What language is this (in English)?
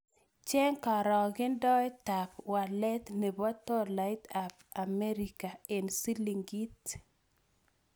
Kalenjin